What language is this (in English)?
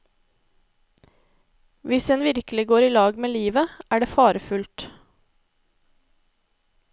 Norwegian